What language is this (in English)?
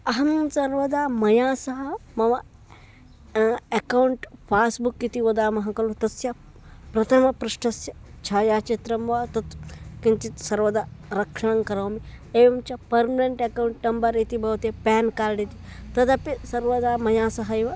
Sanskrit